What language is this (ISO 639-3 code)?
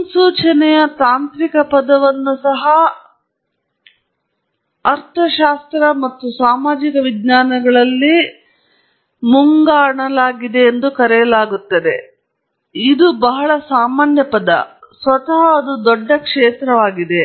kan